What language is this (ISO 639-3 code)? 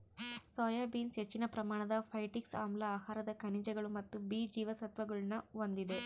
kan